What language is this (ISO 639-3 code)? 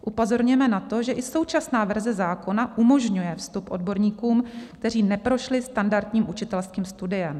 ces